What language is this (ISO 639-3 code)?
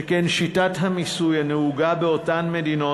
heb